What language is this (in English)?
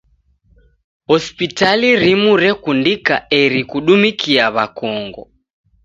Taita